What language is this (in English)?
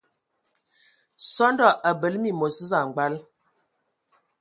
Ewondo